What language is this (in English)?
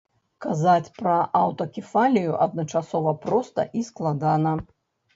Belarusian